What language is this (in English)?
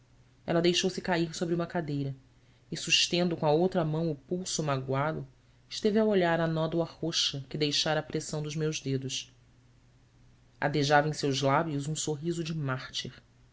Portuguese